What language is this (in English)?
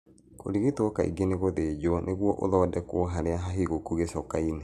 Kikuyu